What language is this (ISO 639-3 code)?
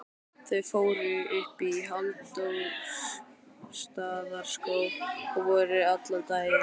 isl